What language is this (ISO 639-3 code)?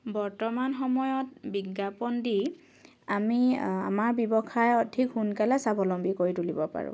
asm